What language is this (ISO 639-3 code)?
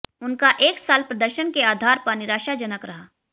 hin